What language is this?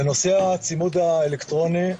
Hebrew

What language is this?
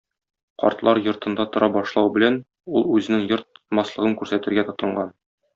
Tatar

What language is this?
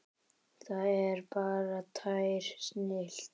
Icelandic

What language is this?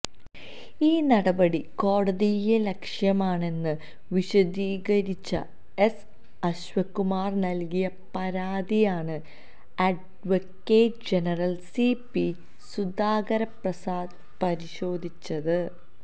Malayalam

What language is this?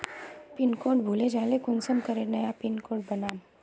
Magahi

